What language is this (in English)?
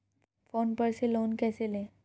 Hindi